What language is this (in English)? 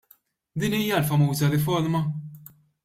Maltese